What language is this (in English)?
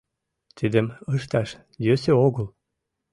Mari